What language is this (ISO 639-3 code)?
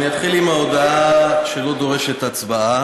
heb